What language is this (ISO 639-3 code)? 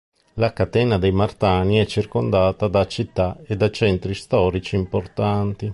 ita